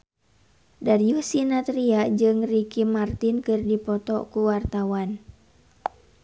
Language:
Sundanese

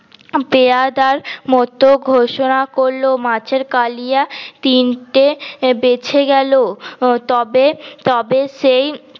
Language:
Bangla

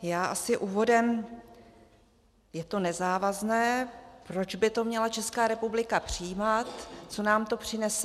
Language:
Czech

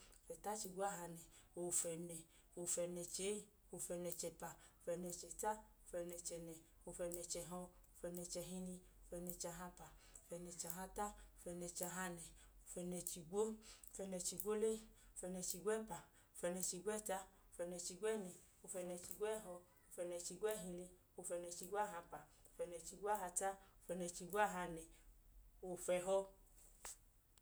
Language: Idoma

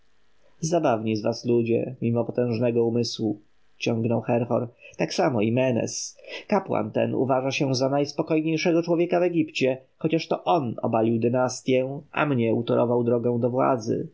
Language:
Polish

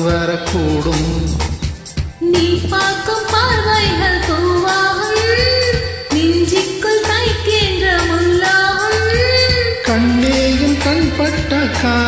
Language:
Hindi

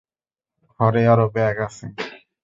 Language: Bangla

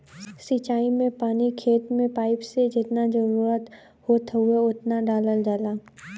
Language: Bhojpuri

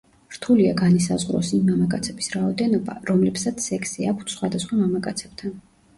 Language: Georgian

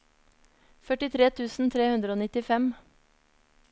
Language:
Norwegian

